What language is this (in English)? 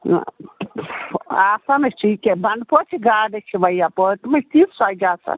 Kashmiri